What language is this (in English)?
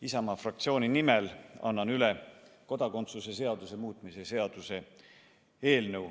Estonian